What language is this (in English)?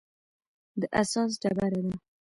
Pashto